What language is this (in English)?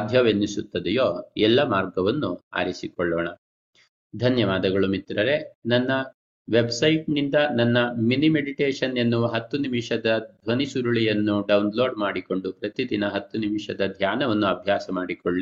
Kannada